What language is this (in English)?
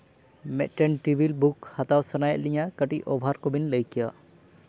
Santali